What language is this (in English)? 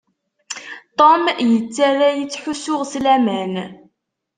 Kabyle